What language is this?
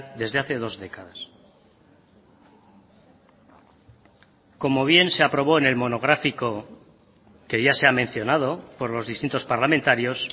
Spanish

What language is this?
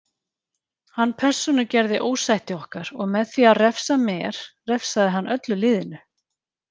Icelandic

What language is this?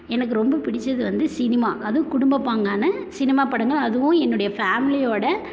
Tamil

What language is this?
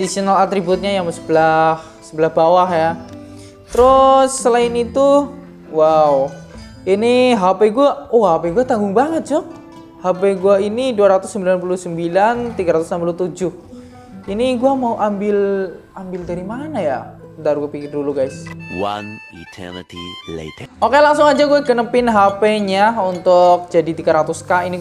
Indonesian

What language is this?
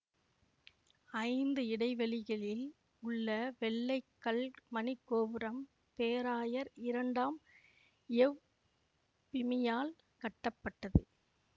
Tamil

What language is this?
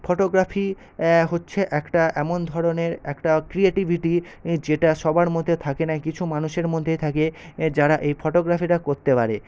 Bangla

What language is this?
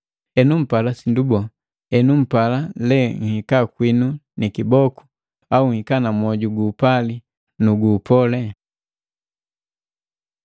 Matengo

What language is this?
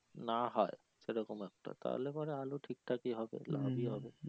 Bangla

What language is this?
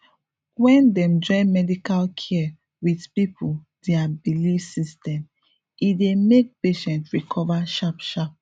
Nigerian Pidgin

